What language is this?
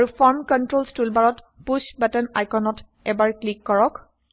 Assamese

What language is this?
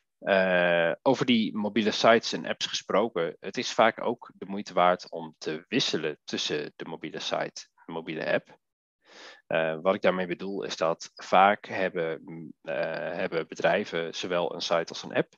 Dutch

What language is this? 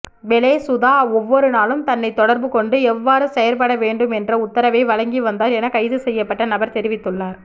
Tamil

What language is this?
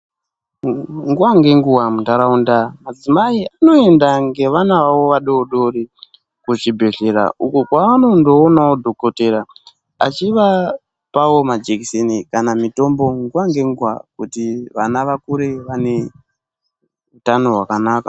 Ndau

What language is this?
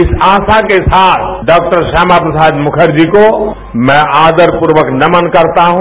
Hindi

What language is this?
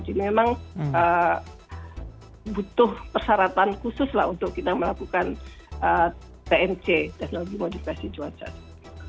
Indonesian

